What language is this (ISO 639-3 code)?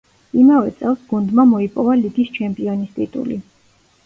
kat